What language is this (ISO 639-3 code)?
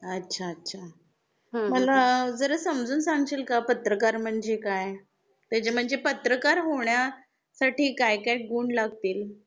mar